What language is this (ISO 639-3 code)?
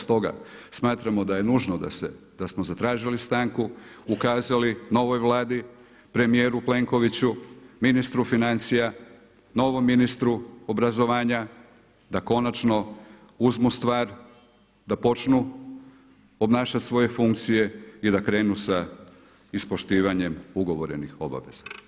hrv